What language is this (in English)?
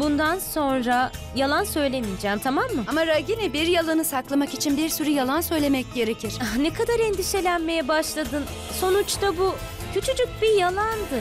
Turkish